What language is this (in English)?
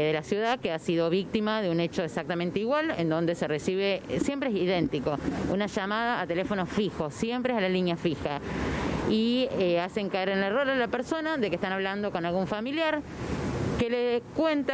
Spanish